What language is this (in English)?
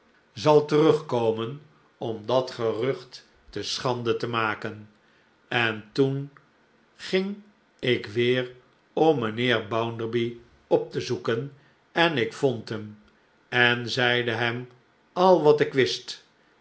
Dutch